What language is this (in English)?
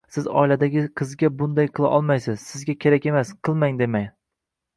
Uzbek